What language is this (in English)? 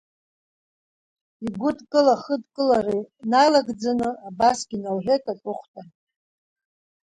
Abkhazian